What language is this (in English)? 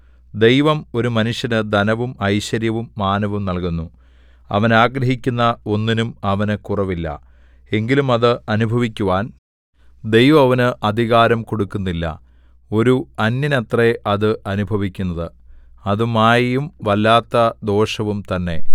Malayalam